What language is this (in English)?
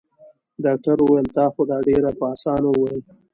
Pashto